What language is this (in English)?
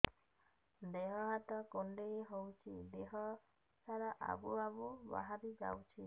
Odia